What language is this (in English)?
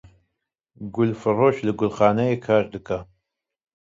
Kurdish